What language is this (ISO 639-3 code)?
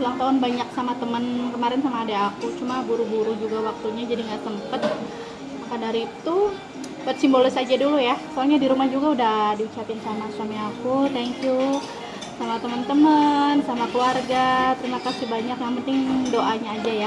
ind